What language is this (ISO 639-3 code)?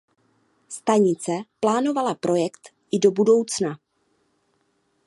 ces